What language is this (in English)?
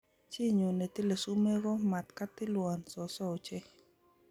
Kalenjin